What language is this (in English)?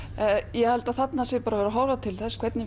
Icelandic